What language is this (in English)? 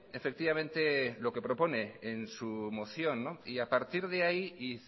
Spanish